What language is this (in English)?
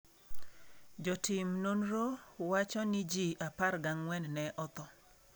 Luo (Kenya and Tanzania)